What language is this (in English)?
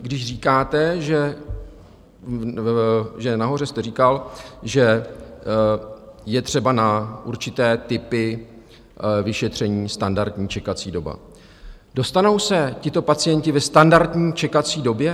Czech